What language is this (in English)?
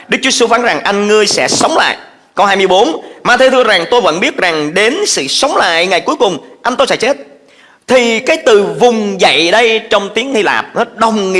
Vietnamese